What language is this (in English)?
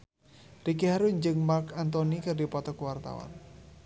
Sundanese